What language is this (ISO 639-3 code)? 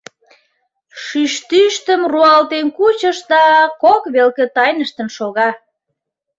chm